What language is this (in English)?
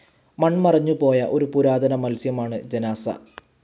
Malayalam